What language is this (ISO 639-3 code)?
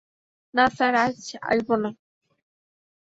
ben